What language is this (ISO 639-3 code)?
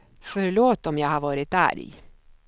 swe